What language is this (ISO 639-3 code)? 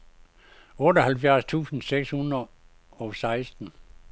dan